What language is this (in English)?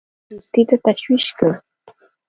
Pashto